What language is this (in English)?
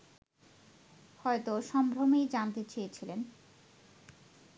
Bangla